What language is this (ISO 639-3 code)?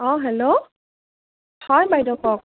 asm